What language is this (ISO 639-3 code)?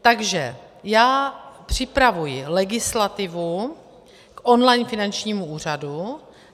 ces